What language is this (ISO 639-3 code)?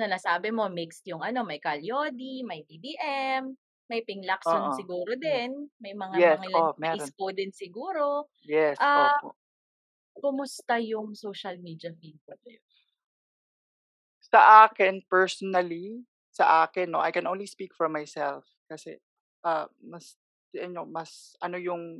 fil